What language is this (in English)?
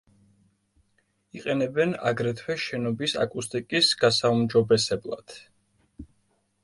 Georgian